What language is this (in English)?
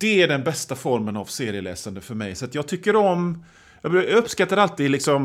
Swedish